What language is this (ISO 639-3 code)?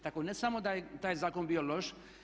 hrv